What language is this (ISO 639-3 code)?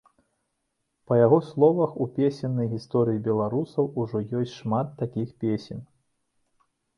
bel